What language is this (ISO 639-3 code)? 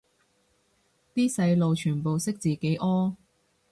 yue